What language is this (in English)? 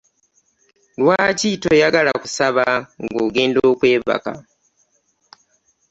Ganda